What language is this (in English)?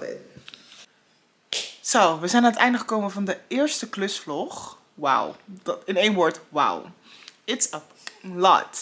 Dutch